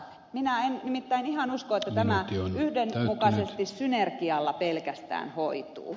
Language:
Finnish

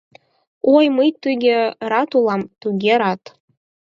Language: Mari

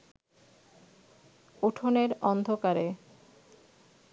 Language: Bangla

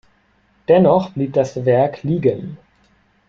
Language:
German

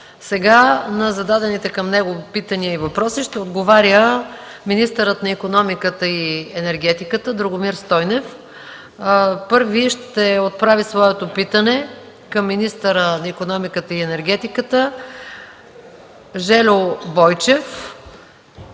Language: Bulgarian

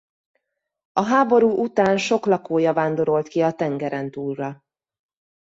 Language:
Hungarian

